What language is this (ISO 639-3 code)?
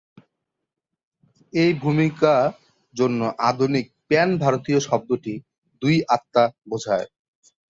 ben